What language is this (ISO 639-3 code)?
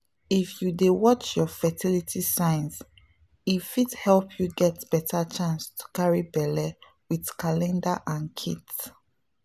pcm